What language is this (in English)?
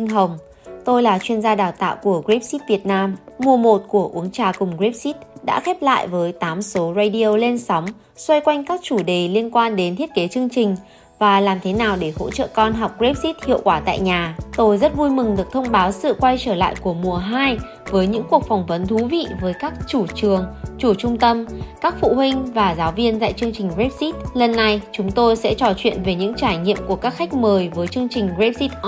Vietnamese